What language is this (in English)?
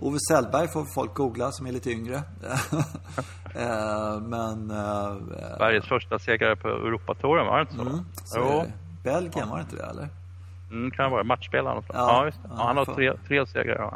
Swedish